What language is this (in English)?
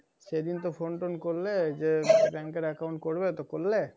Bangla